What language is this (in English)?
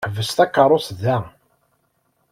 Kabyle